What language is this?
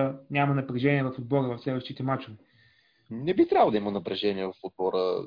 Bulgarian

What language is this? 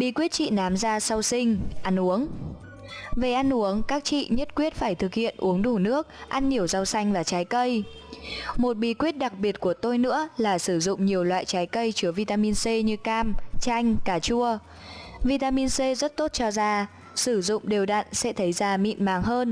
Vietnamese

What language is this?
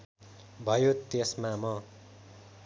Nepali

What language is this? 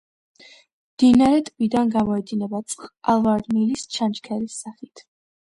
Georgian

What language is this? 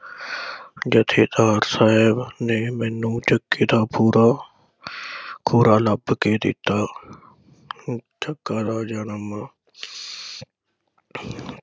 Punjabi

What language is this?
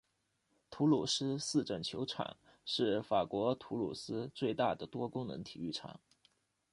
Chinese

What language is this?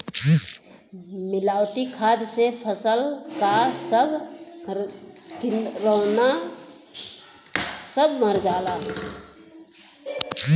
Bhojpuri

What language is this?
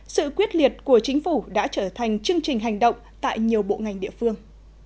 Vietnamese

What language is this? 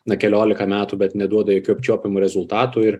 Lithuanian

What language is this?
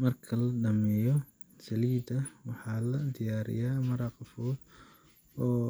Somali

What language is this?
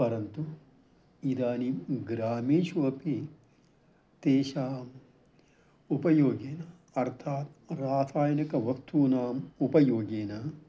Sanskrit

